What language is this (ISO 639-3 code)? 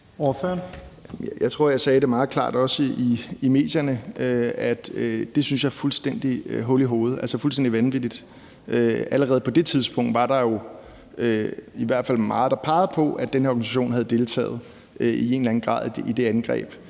dan